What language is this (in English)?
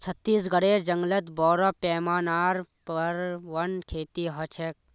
Magahi